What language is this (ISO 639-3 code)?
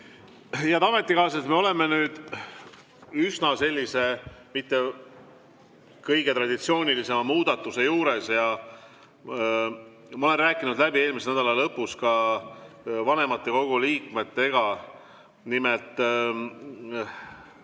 est